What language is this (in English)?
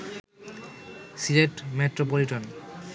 Bangla